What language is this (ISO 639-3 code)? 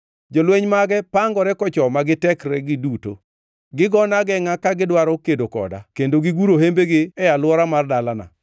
luo